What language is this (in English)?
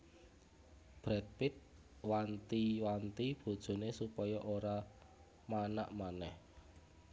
Javanese